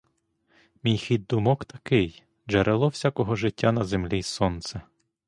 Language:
Ukrainian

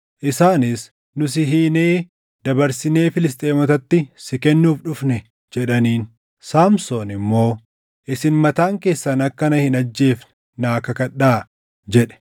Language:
Oromo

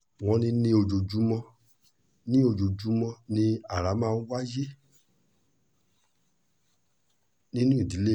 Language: Yoruba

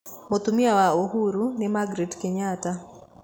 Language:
Kikuyu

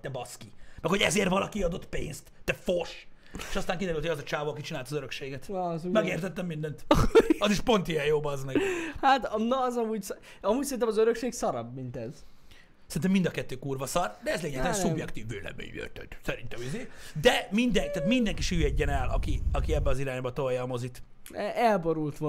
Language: Hungarian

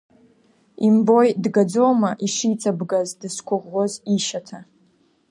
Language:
Abkhazian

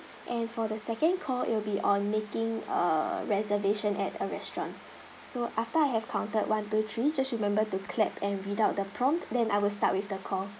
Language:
English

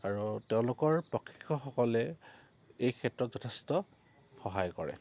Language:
Assamese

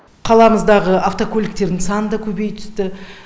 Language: Kazakh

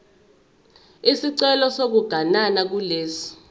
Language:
Zulu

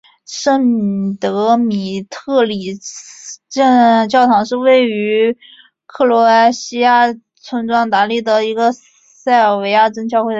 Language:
Chinese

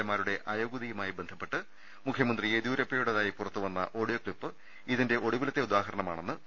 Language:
Malayalam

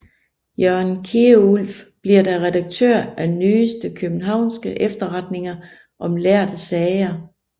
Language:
Danish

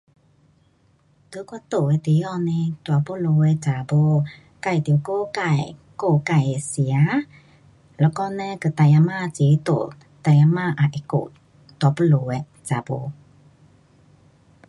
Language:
Pu-Xian Chinese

